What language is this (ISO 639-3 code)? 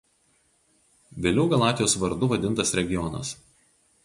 lit